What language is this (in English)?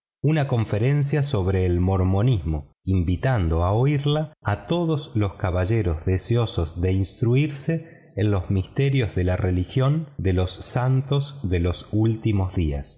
Spanish